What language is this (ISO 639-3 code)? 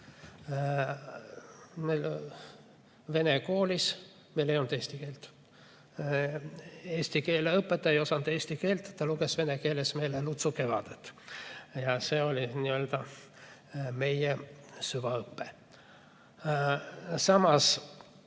est